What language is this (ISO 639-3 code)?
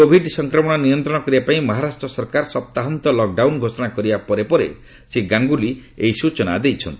ori